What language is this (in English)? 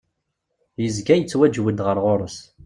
Kabyle